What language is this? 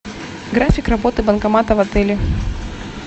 Russian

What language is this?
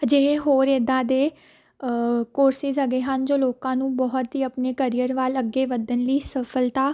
Punjabi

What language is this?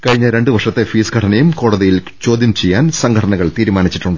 Malayalam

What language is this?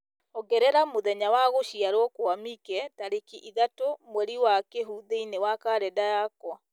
Kikuyu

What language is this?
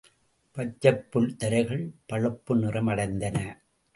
Tamil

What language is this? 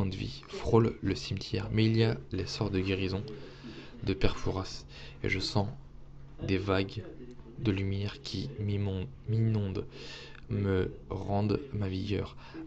French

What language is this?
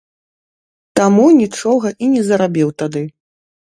Belarusian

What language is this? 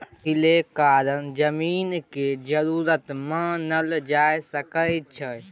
Maithili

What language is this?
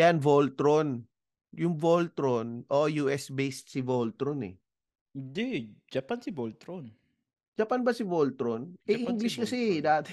Filipino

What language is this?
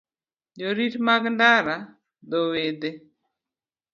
Luo (Kenya and Tanzania)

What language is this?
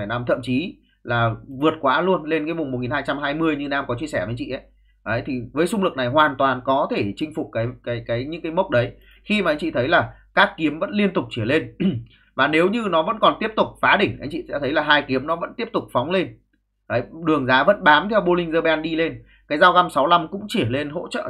Vietnamese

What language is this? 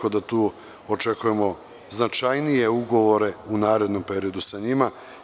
Serbian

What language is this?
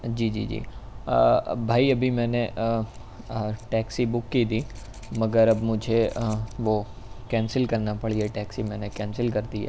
Urdu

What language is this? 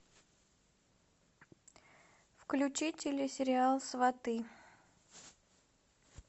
Russian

